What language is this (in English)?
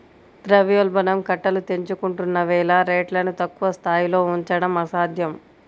Telugu